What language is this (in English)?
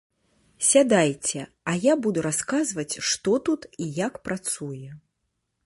Belarusian